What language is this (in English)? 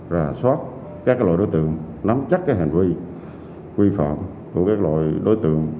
Vietnamese